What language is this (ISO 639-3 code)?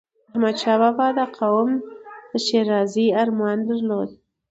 pus